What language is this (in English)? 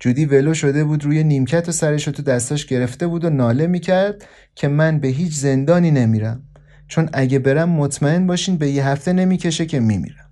Persian